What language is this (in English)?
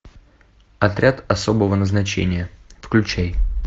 Russian